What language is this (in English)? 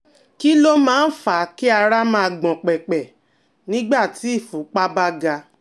Yoruba